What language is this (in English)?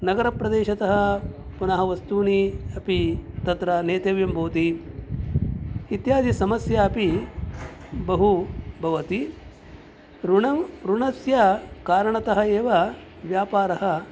Sanskrit